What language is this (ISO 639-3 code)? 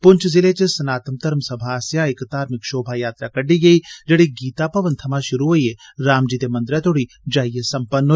doi